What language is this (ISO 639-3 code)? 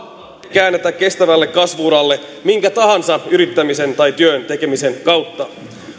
fin